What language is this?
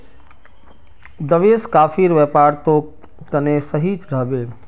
Magahi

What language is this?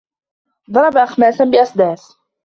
Arabic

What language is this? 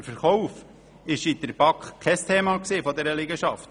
Swiss German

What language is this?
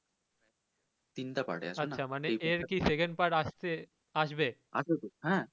Bangla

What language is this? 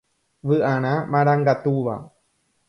Guarani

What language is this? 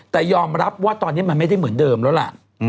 Thai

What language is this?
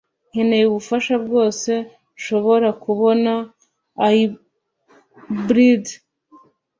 Kinyarwanda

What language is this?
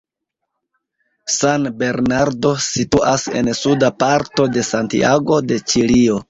Esperanto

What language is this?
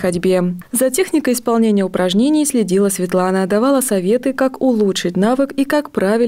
Russian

